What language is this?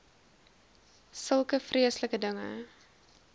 Afrikaans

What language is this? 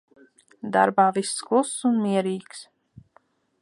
Latvian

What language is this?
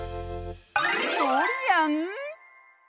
Japanese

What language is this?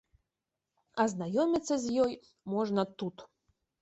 Belarusian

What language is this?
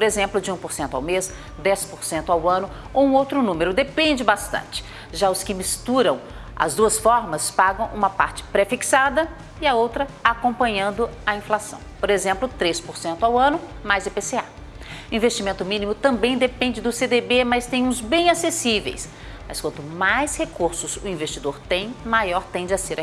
Portuguese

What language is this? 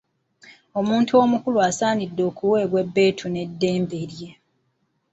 Ganda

